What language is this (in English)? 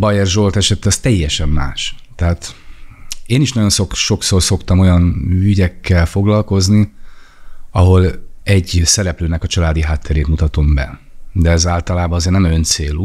Hungarian